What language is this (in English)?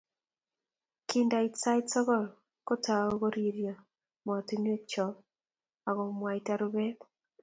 Kalenjin